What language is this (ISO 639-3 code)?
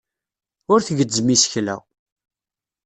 kab